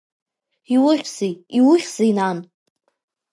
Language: Abkhazian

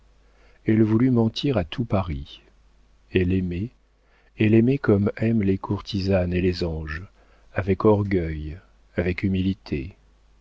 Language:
French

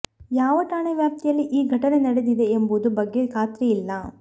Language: Kannada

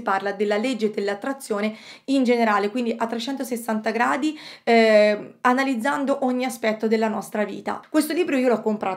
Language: Italian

